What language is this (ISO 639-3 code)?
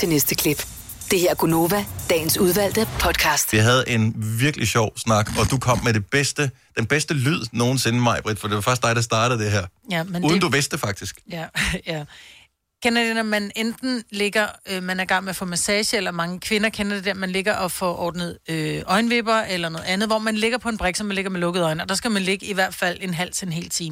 dan